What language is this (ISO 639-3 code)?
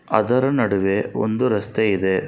kan